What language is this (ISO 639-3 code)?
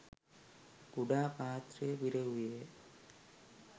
sin